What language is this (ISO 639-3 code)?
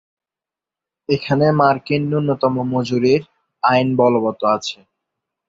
ben